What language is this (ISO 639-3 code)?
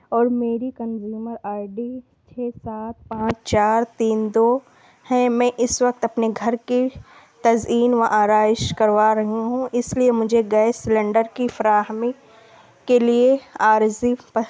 urd